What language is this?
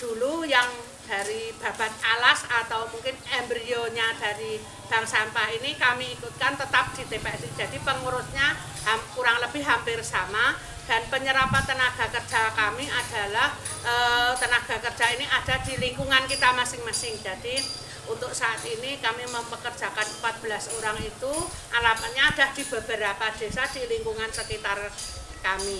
Indonesian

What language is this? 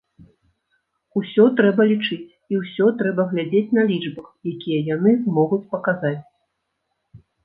Belarusian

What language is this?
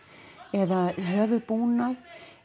Icelandic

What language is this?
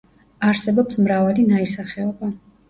Georgian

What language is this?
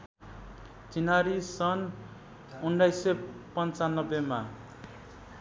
Nepali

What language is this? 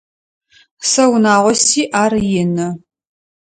Adyghe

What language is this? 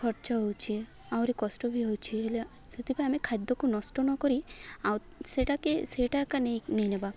Odia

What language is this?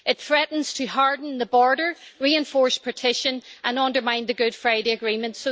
English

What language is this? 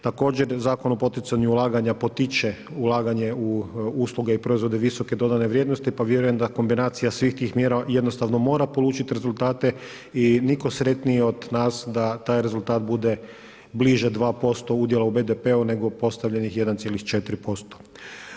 Croatian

